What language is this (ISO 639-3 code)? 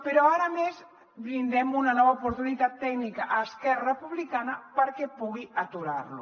cat